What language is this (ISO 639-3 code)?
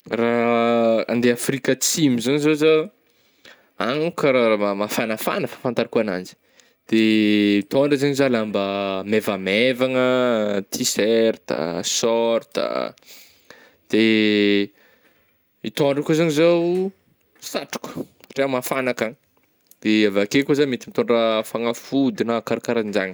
bmm